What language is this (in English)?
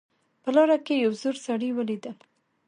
Pashto